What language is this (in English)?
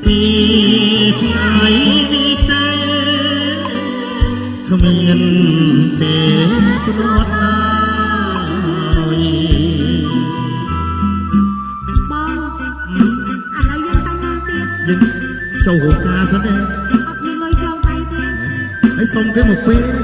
Spanish